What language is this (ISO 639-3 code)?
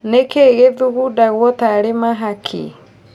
kik